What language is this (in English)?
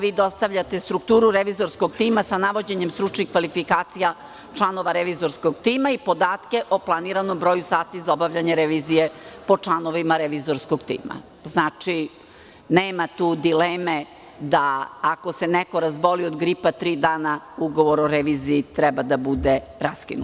Serbian